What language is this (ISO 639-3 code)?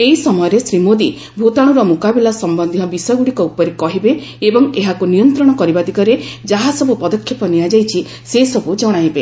ori